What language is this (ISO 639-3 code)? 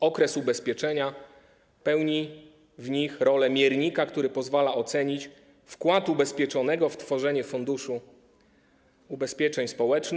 pol